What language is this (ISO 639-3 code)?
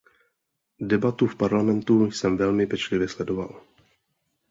ces